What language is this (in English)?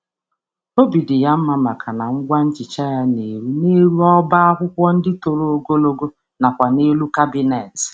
Igbo